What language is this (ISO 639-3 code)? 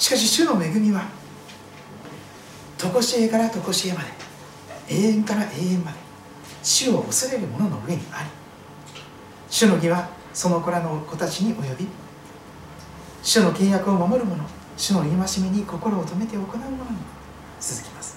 jpn